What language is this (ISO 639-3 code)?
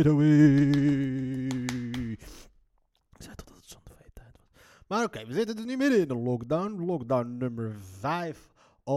nld